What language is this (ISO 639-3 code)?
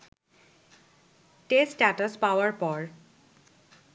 ben